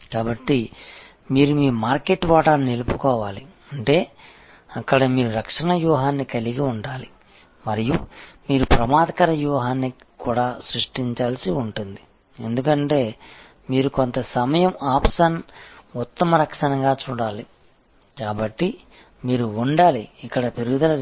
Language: Telugu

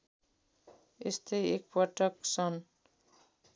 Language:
Nepali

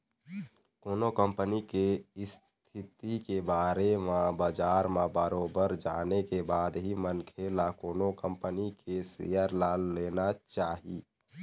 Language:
Chhattisgarhi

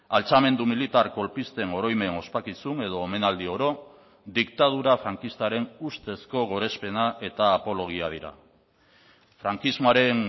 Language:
Basque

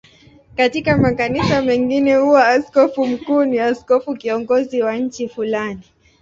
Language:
Swahili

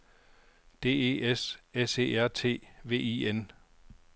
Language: Danish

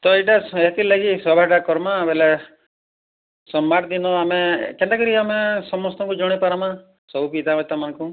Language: Odia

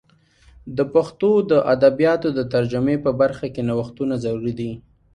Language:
Pashto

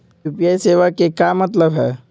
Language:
Magahi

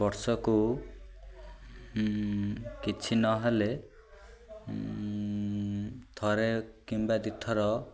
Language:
Odia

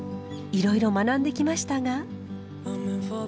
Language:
Japanese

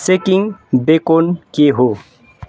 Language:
Nepali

